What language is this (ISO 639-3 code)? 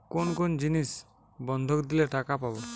ben